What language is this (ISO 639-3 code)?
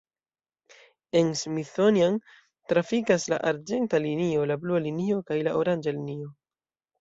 epo